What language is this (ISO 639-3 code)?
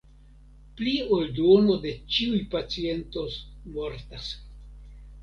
epo